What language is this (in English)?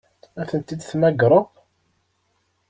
Kabyle